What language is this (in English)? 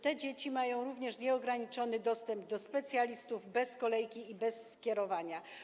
Polish